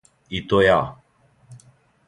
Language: Serbian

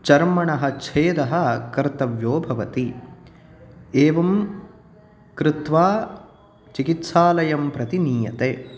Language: Sanskrit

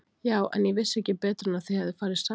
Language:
Icelandic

